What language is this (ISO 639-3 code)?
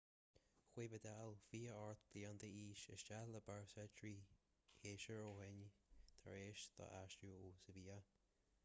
gle